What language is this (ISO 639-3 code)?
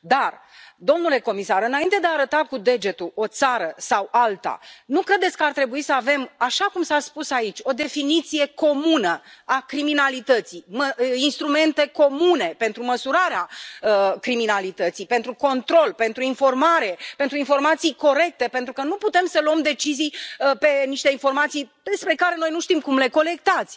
ron